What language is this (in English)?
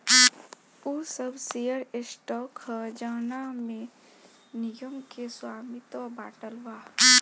Bhojpuri